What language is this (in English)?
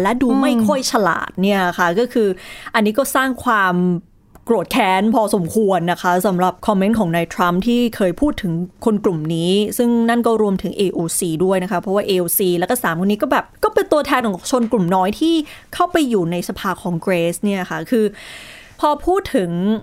Thai